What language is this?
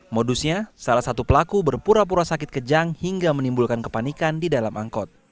Indonesian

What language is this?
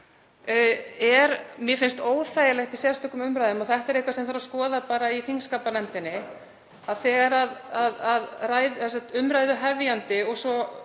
Icelandic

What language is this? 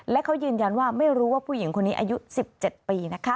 Thai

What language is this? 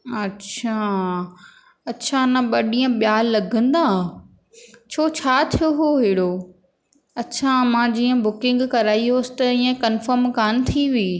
Sindhi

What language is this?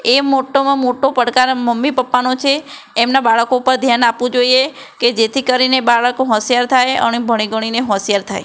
Gujarati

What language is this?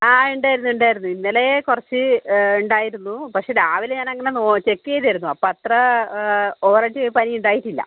Malayalam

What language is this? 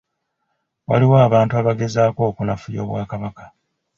Ganda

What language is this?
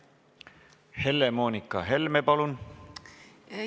Estonian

